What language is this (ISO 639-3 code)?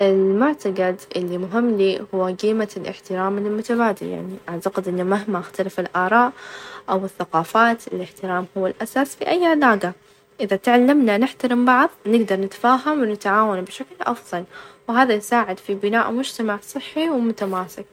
ars